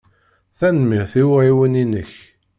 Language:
Kabyle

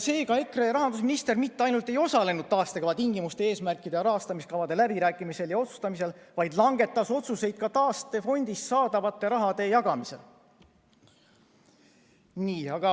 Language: Estonian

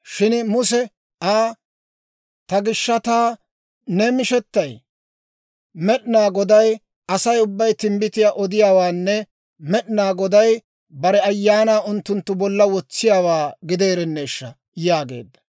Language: Dawro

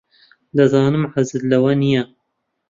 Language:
Central Kurdish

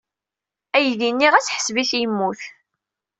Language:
Kabyle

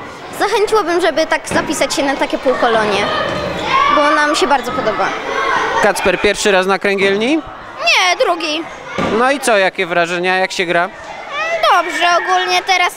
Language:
Polish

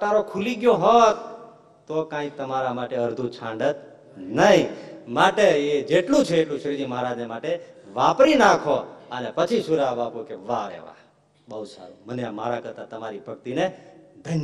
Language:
Gujarati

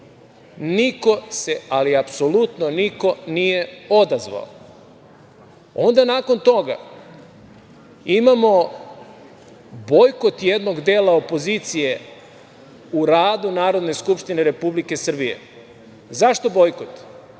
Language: Serbian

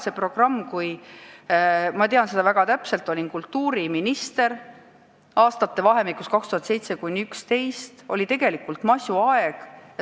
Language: Estonian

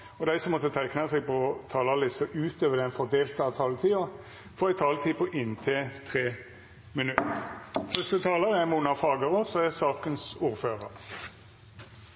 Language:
Norwegian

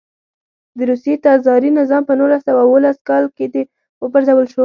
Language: Pashto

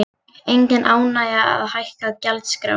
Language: Icelandic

